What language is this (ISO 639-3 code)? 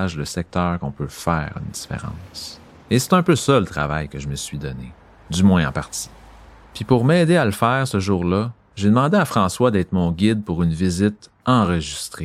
fra